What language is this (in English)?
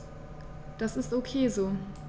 German